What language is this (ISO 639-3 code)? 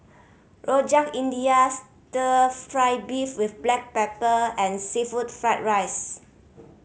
eng